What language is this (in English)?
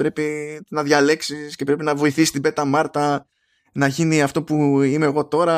Greek